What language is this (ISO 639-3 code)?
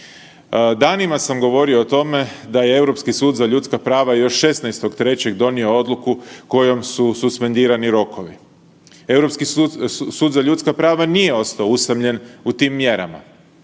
hrv